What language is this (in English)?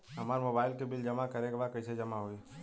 Bhojpuri